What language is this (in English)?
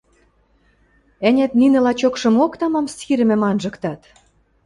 Western Mari